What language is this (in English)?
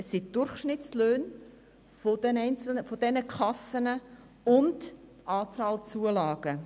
Swiss German